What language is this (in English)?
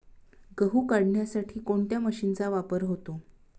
Marathi